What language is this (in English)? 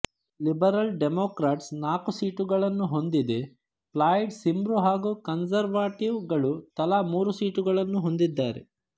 Kannada